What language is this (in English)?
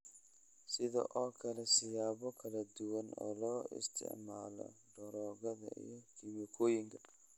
Somali